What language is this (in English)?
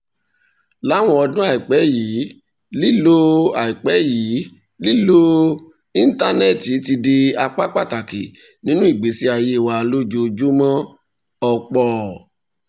Yoruba